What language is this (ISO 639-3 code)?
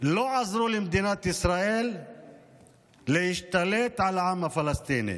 heb